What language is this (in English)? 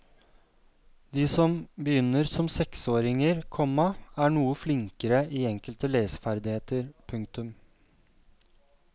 Norwegian